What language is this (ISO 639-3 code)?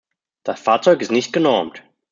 deu